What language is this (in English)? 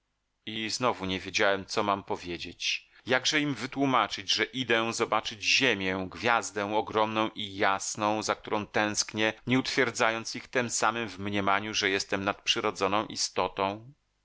Polish